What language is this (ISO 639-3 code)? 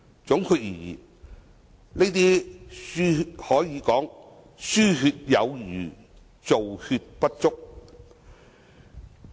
yue